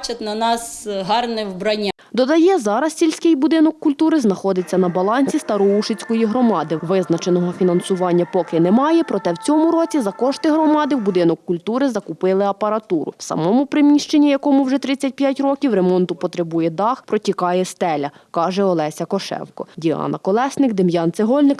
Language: Ukrainian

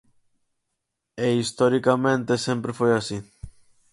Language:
Galician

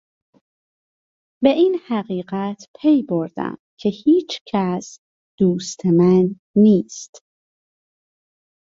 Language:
Persian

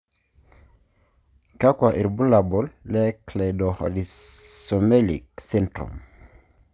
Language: Masai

